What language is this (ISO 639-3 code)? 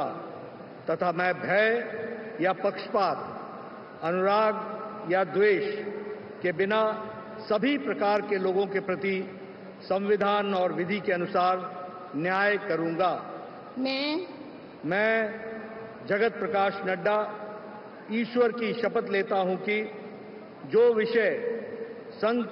hin